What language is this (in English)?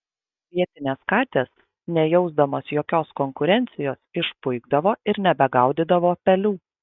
Lithuanian